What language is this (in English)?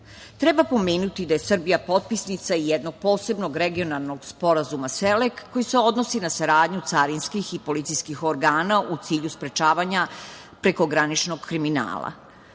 Serbian